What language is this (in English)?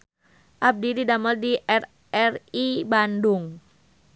Sundanese